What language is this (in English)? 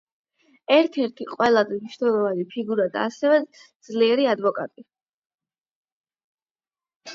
Georgian